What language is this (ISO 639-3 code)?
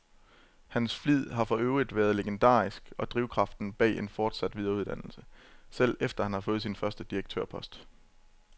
dan